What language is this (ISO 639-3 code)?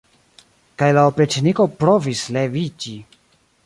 epo